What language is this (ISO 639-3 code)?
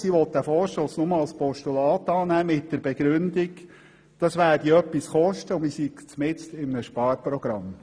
gsw